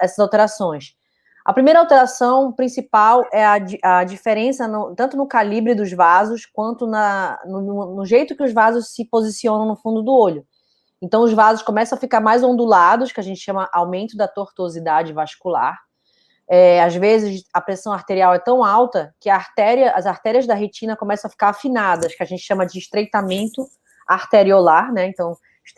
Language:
Portuguese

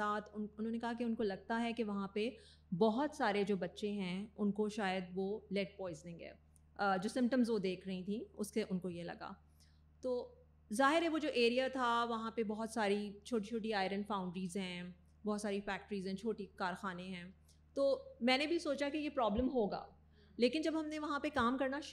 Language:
Urdu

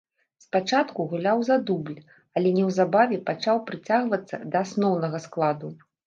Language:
Belarusian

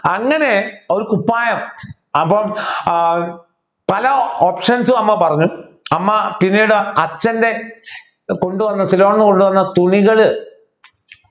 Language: Malayalam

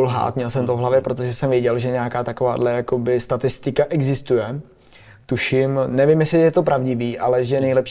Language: Czech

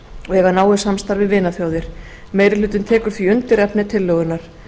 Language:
Icelandic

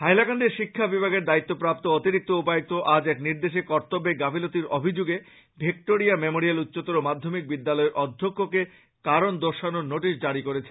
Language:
Bangla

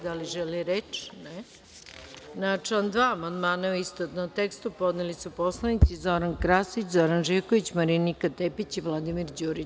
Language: Serbian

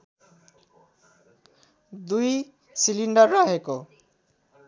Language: Nepali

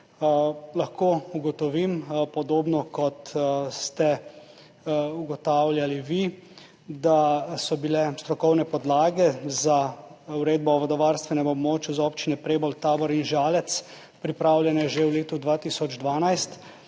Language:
Slovenian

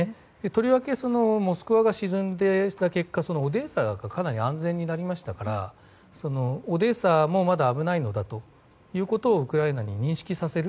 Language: Japanese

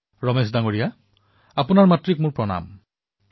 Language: Assamese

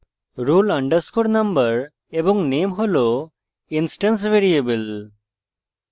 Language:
Bangla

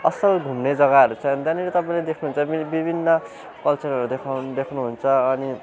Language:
Nepali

